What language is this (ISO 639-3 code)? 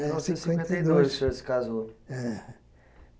por